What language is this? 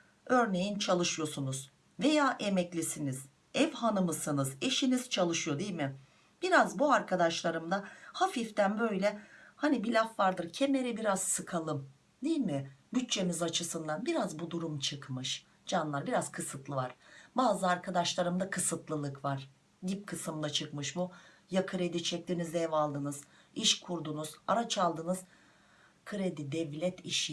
Turkish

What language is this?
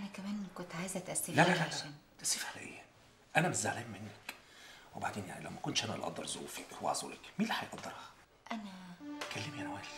Arabic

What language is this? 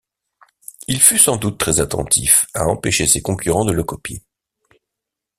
French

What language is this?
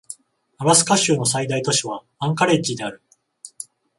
Japanese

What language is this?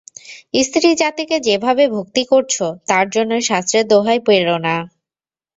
Bangla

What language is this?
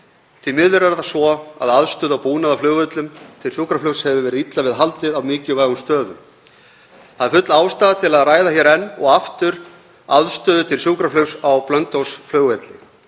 Icelandic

